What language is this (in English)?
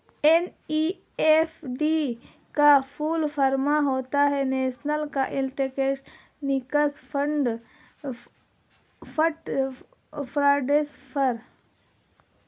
Hindi